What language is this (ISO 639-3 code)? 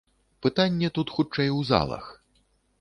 bel